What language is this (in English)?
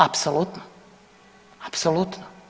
Croatian